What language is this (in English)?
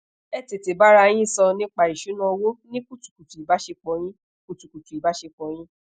Yoruba